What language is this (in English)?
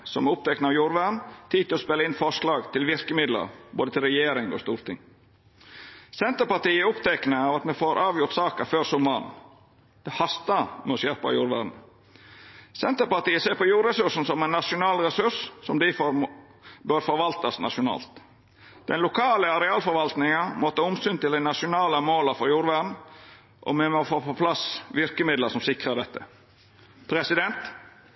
Norwegian Nynorsk